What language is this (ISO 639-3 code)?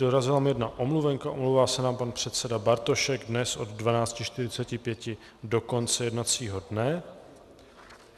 ces